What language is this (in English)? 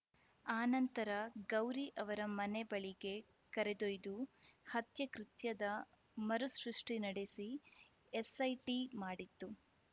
Kannada